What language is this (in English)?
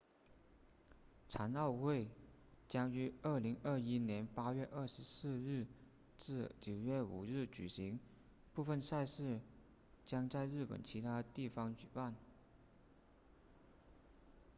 Chinese